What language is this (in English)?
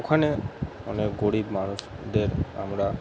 Bangla